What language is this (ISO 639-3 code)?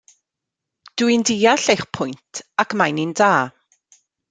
cym